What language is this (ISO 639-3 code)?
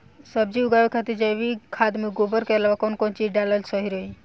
bho